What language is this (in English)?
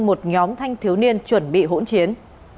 Vietnamese